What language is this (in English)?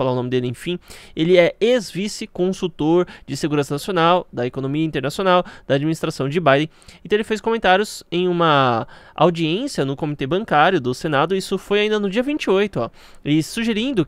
Portuguese